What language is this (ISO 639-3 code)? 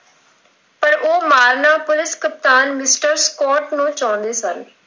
pan